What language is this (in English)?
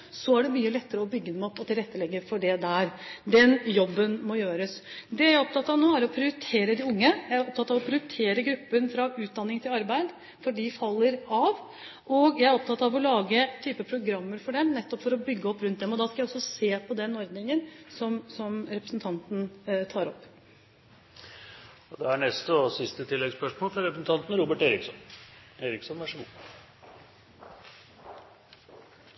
Norwegian Bokmål